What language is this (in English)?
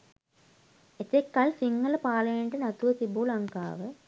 Sinhala